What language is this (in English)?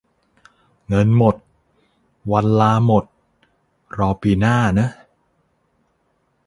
Thai